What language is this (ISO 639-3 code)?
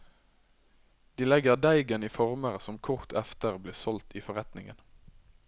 nor